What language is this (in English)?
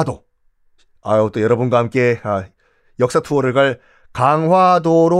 Korean